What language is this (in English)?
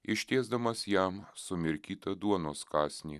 Lithuanian